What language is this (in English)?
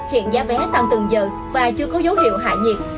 Vietnamese